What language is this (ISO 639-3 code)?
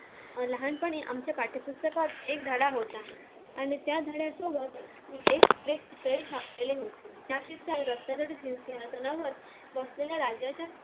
mar